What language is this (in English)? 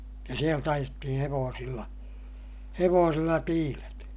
Finnish